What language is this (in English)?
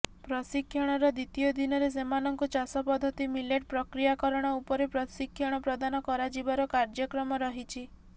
Odia